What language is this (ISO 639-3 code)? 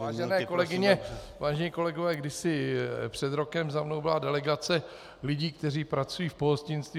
ces